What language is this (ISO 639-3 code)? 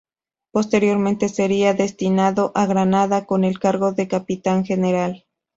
spa